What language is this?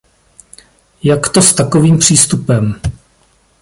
Czech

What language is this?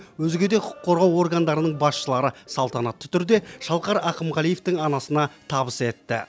Kazakh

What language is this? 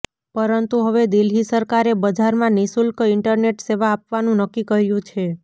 Gujarati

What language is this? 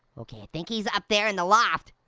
English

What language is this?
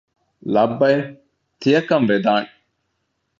Divehi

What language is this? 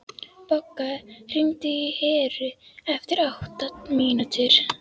Icelandic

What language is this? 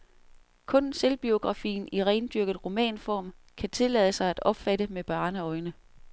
Danish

